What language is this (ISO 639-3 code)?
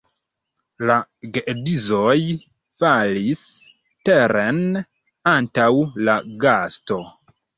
epo